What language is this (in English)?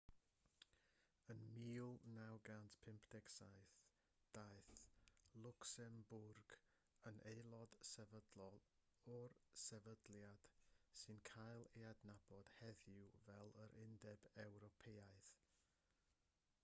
Welsh